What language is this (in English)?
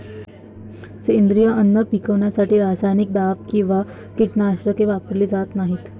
Marathi